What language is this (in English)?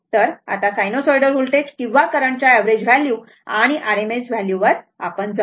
Marathi